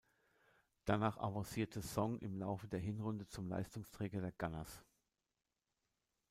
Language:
German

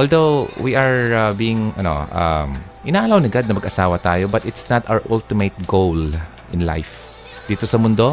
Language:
Filipino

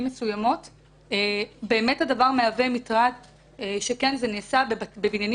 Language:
Hebrew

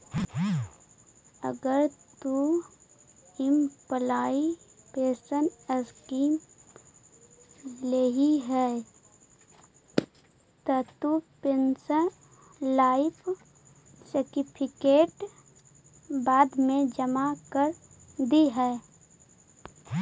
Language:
Magahi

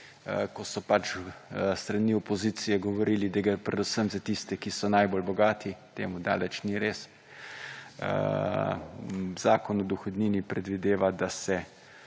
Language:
Slovenian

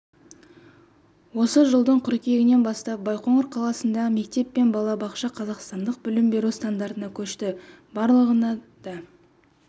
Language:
Kazakh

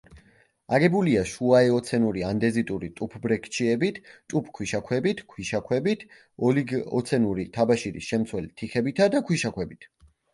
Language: Georgian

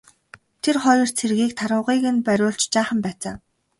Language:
Mongolian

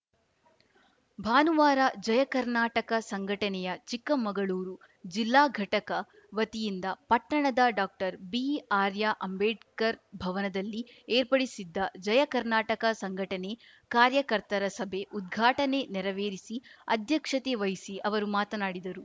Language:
Kannada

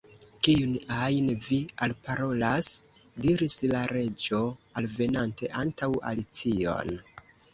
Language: Esperanto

